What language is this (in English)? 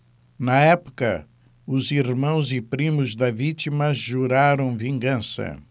Portuguese